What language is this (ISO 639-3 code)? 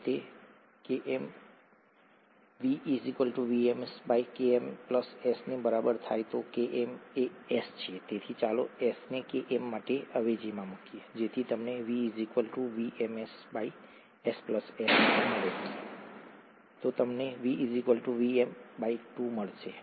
guj